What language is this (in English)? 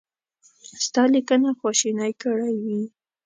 Pashto